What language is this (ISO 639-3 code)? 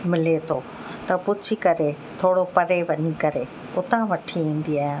snd